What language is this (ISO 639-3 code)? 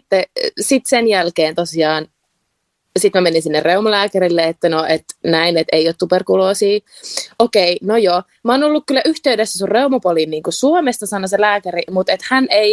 fin